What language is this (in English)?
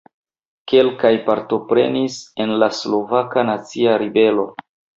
Esperanto